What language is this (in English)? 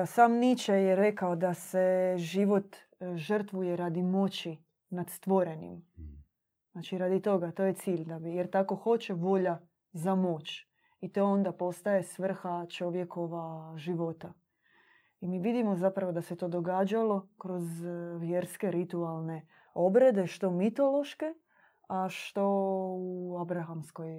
Croatian